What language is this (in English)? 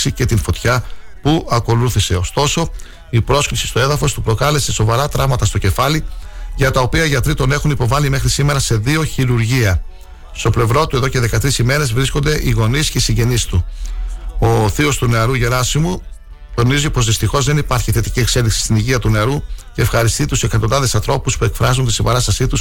Greek